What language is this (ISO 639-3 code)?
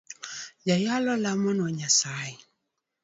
luo